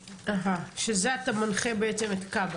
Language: Hebrew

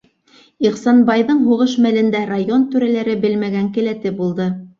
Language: Bashkir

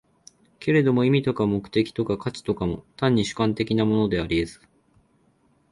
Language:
Japanese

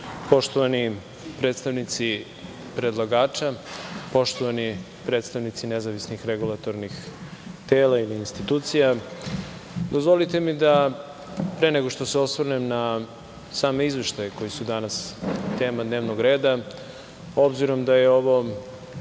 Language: Serbian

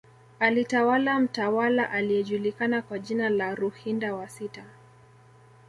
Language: Swahili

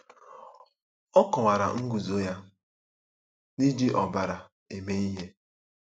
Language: Igbo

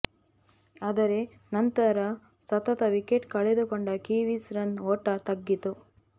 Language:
Kannada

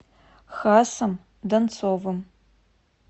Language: Russian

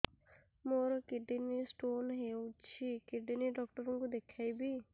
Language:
Odia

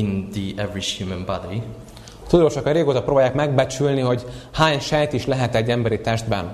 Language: Hungarian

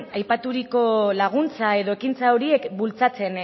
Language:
Basque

